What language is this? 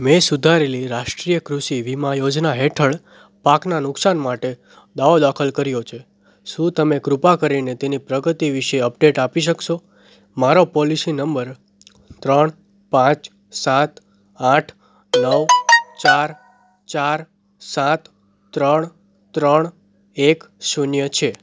Gujarati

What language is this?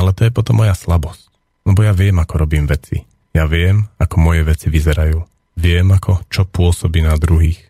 Slovak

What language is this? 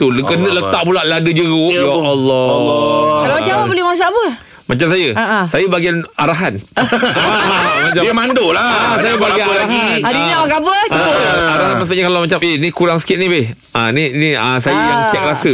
Malay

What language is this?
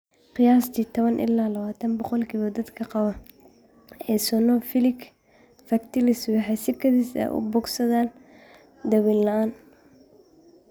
Somali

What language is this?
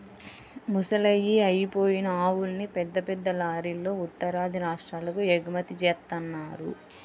Telugu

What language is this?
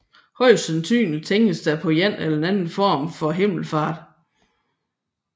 Danish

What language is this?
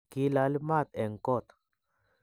Kalenjin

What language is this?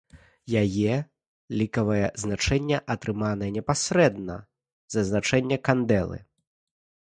Belarusian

